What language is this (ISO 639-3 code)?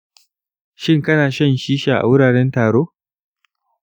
hau